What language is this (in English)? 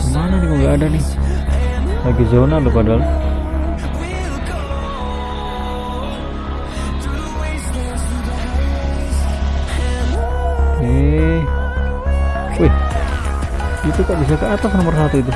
Indonesian